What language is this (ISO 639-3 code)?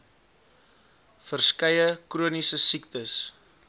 afr